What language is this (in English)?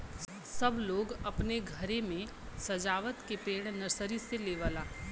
Bhojpuri